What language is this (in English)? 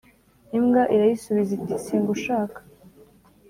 Kinyarwanda